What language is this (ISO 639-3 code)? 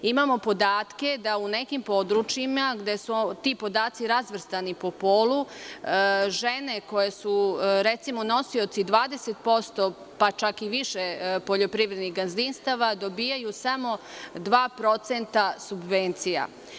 srp